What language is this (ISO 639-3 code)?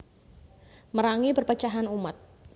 jav